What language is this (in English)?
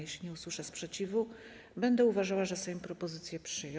Polish